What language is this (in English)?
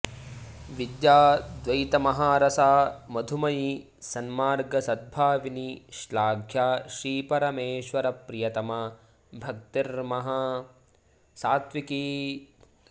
Sanskrit